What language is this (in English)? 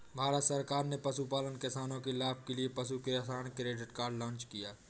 Hindi